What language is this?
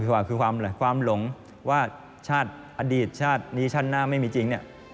Thai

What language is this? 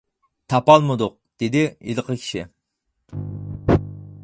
Uyghur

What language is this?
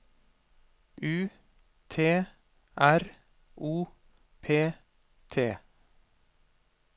Norwegian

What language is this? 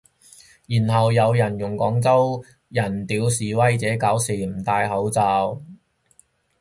Cantonese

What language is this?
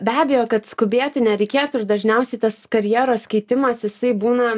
Lithuanian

